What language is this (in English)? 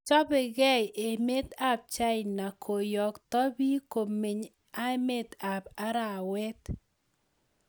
Kalenjin